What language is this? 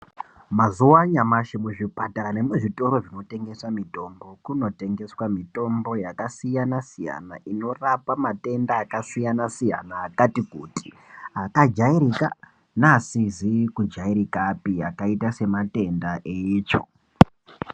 Ndau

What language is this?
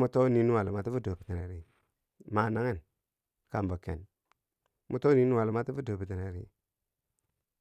Bangwinji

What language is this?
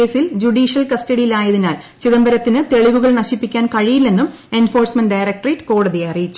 Malayalam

